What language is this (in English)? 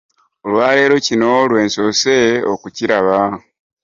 Ganda